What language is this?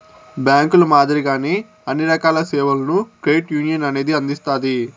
Telugu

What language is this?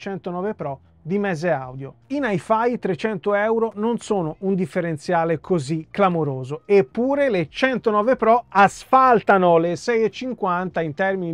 Italian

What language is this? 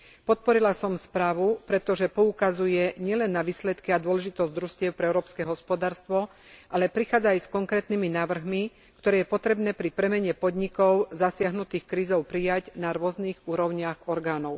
Slovak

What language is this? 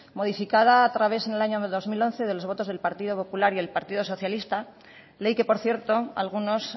Spanish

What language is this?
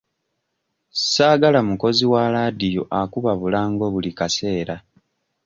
Ganda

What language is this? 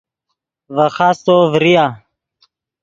Yidgha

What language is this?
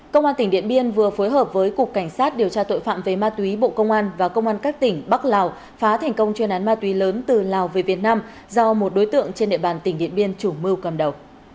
Vietnamese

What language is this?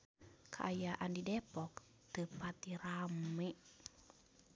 Sundanese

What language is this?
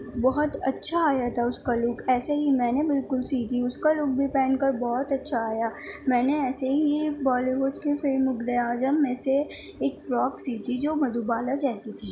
Urdu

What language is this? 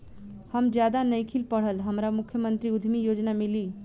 Bhojpuri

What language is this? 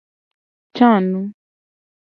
Gen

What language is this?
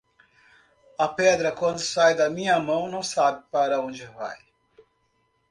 Portuguese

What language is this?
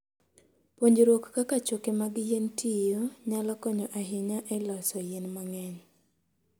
Luo (Kenya and Tanzania)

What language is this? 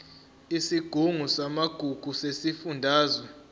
Zulu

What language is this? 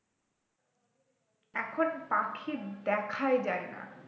Bangla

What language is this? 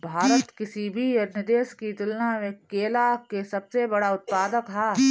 Bhojpuri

